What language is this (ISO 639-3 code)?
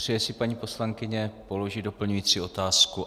ces